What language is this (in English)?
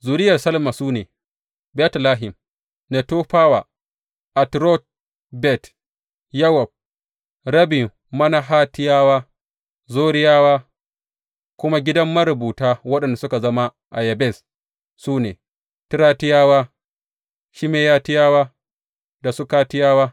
Hausa